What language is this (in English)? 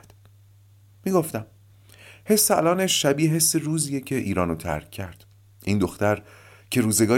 Persian